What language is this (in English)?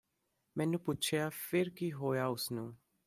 Punjabi